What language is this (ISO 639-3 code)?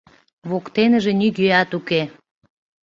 chm